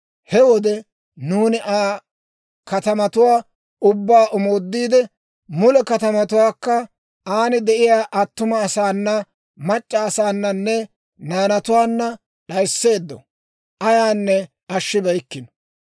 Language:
Dawro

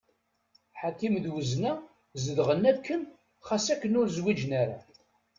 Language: Kabyle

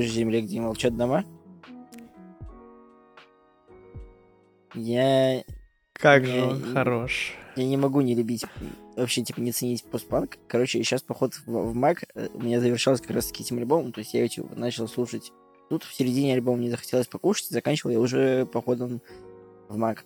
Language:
Russian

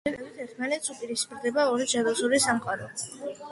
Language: Georgian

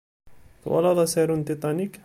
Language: Kabyle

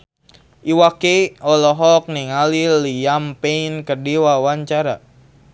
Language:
Sundanese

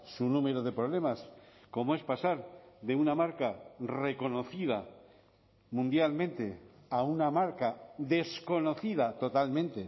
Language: Spanish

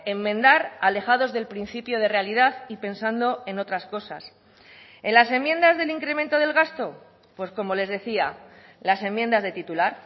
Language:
Spanish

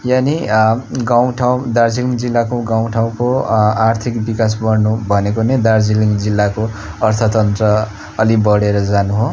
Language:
Nepali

